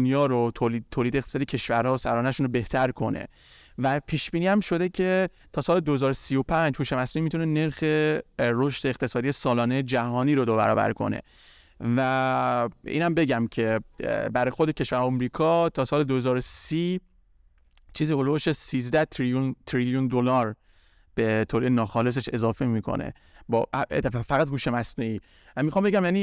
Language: Persian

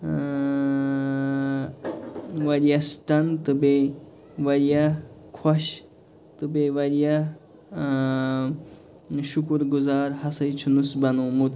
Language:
Kashmiri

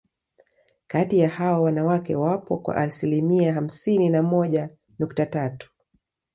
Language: Swahili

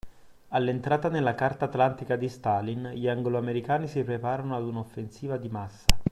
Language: Italian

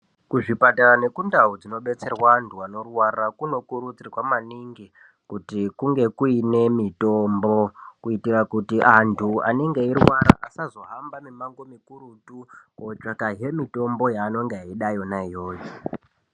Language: Ndau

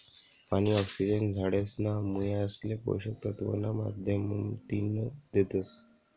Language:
Marathi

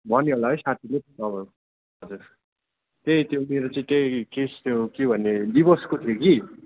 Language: Nepali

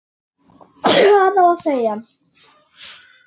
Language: Icelandic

